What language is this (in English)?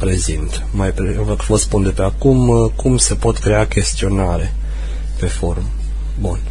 Romanian